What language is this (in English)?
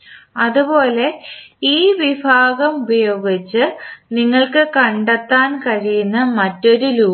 Malayalam